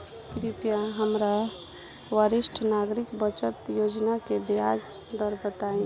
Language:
Bhojpuri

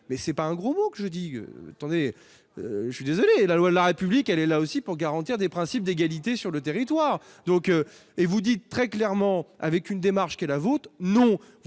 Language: French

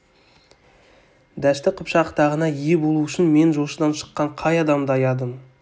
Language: Kazakh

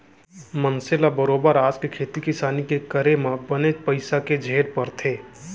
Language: Chhattisgarhi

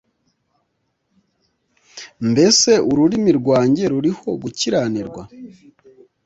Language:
Kinyarwanda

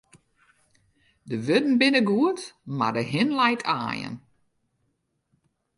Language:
Western Frisian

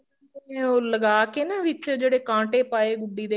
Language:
Punjabi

